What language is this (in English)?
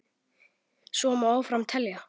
Icelandic